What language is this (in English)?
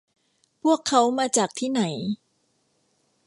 Thai